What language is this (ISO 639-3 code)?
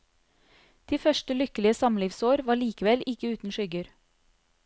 nor